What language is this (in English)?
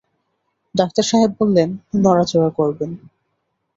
Bangla